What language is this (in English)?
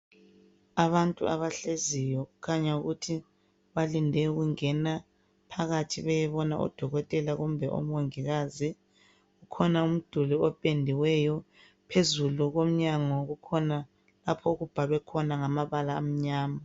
North Ndebele